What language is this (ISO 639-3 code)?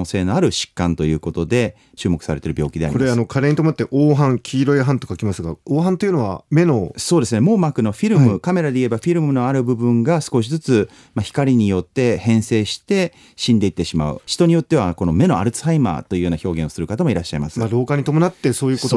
jpn